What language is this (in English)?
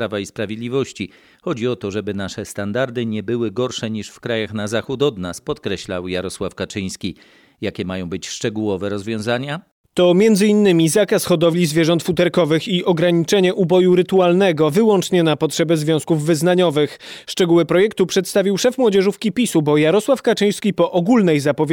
Polish